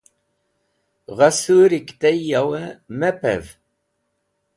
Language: Wakhi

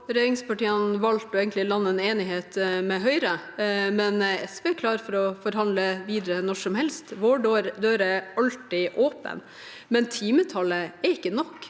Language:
Norwegian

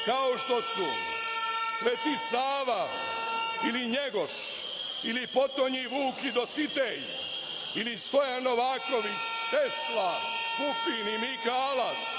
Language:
Serbian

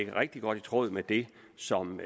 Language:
Danish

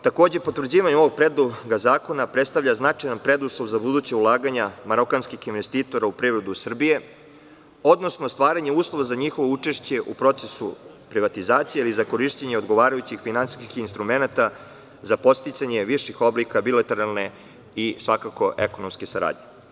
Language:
Serbian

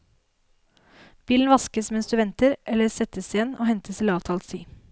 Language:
Norwegian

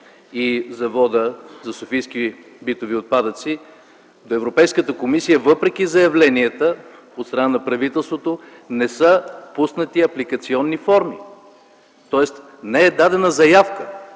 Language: Bulgarian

